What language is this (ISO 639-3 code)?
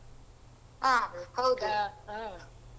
kan